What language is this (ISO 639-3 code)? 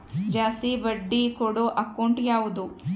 kan